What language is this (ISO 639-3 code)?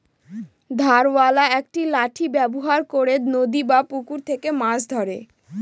ben